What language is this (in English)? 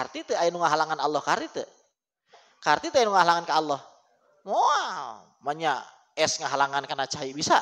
Indonesian